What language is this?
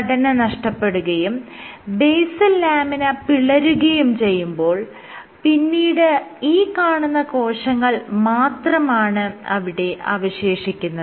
Malayalam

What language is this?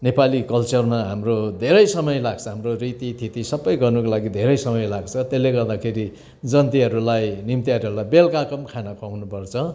Nepali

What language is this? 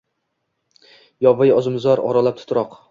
Uzbek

